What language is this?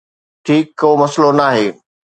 Sindhi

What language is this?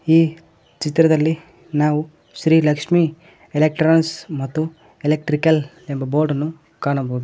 Kannada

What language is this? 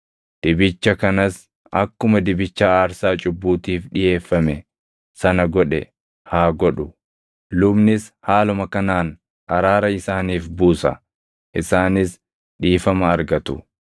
Oromo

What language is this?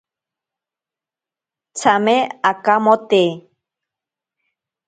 Ashéninka Perené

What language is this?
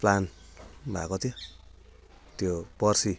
Nepali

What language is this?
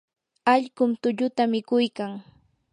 Yanahuanca Pasco Quechua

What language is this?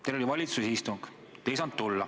Estonian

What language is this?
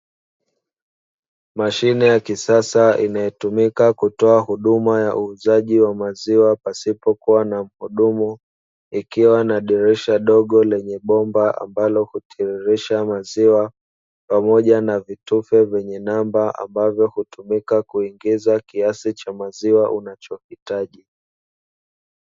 Swahili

